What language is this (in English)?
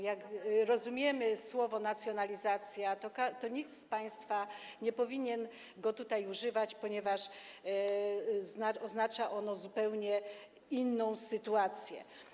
Polish